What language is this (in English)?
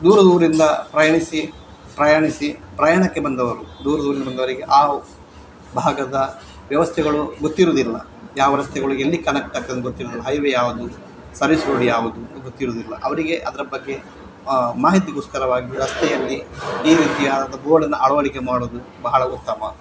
Kannada